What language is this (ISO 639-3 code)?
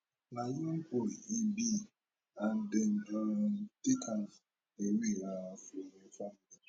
pcm